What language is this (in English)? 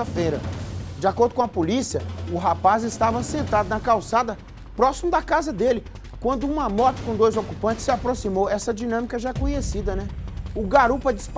Portuguese